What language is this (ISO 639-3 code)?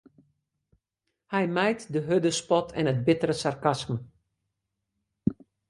fry